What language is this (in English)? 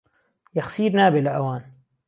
Central Kurdish